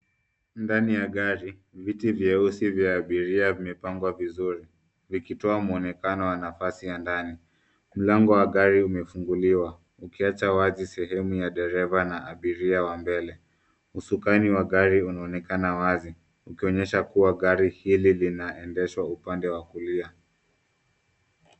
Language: Swahili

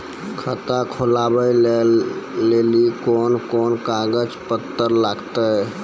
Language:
Maithili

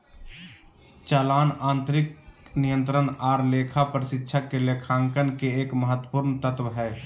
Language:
Magahi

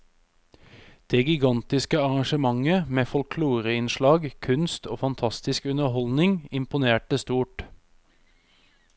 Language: Norwegian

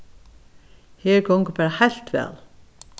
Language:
Faroese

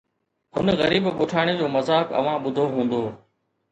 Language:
Sindhi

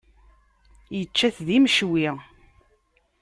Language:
Kabyle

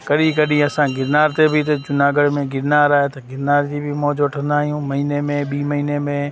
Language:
Sindhi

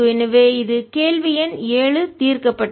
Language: Tamil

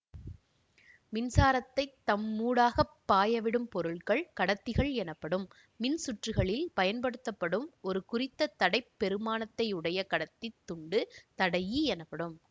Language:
Tamil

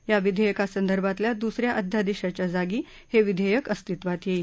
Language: Marathi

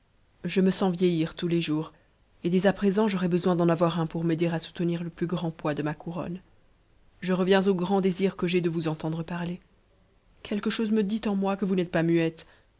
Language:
French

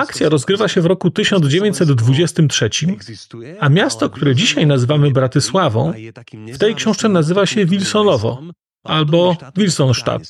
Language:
Polish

